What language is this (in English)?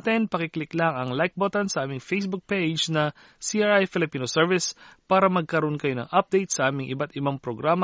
Filipino